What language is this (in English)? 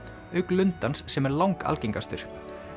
Icelandic